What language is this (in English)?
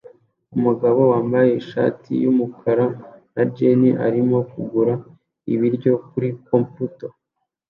Kinyarwanda